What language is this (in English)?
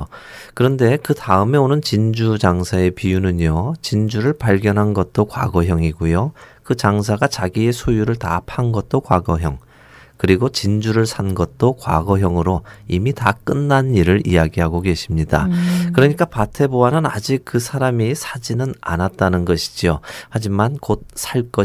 Korean